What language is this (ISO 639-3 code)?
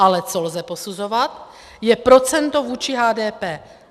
ces